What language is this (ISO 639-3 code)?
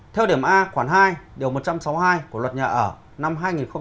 vie